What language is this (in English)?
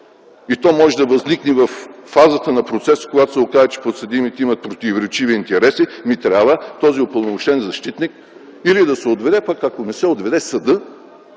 Bulgarian